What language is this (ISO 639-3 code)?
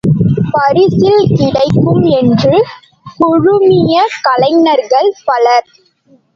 tam